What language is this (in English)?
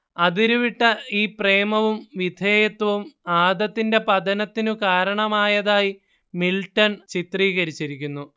Malayalam